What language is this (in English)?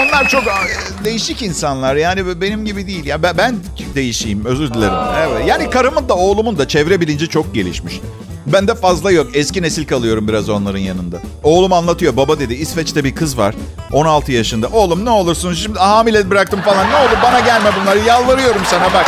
Turkish